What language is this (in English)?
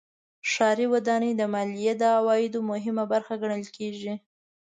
Pashto